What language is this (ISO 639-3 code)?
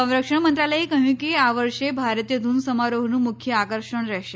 guj